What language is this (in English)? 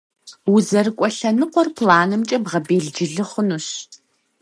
Kabardian